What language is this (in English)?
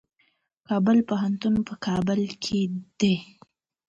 Pashto